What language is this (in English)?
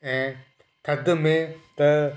Sindhi